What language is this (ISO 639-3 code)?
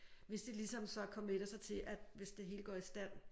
dan